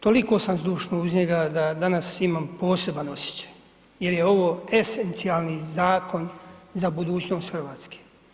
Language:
Croatian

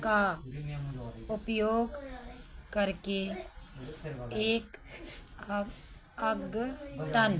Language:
Hindi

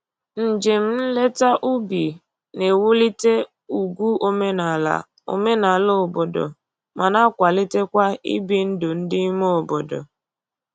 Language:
Igbo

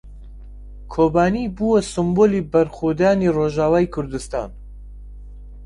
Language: Central Kurdish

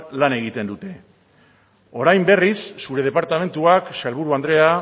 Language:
Basque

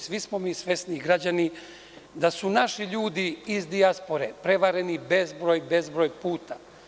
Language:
Serbian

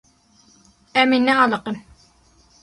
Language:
Kurdish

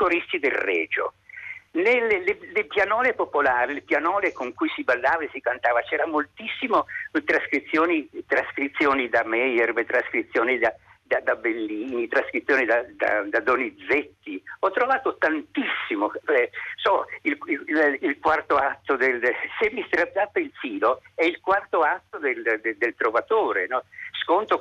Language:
Italian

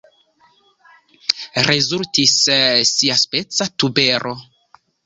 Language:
Esperanto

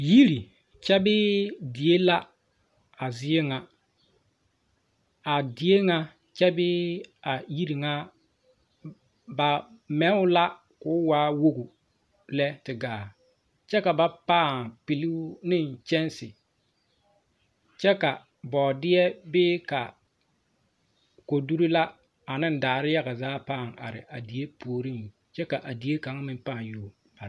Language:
Southern Dagaare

